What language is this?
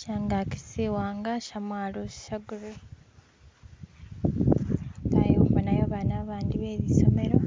Masaaba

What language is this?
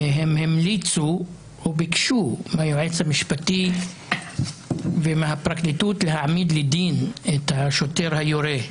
Hebrew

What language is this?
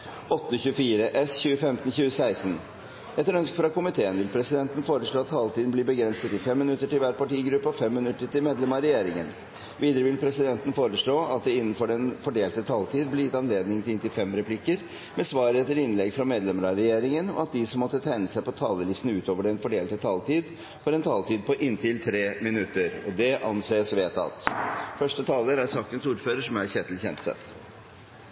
Norwegian Bokmål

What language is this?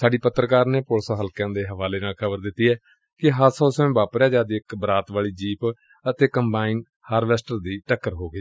Punjabi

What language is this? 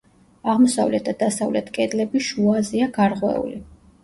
Georgian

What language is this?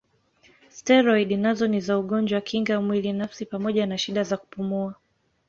Swahili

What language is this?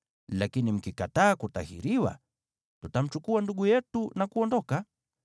Swahili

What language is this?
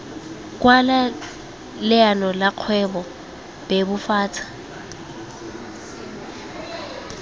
Tswana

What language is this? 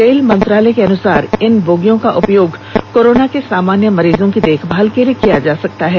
Hindi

